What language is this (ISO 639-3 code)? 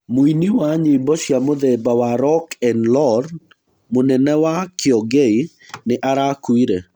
kik